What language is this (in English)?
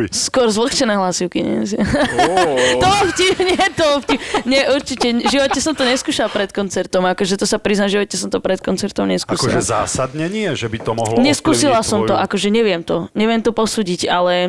Slovak